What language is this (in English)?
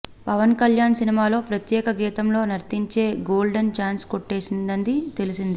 Telugu